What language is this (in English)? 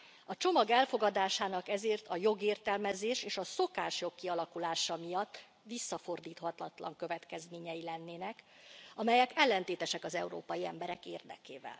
Hungarian